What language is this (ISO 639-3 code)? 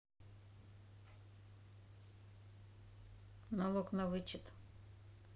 rus